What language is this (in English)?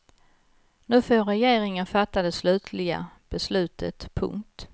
Swedish